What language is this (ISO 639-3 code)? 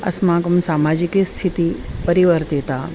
san